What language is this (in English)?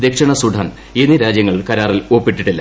Malayalam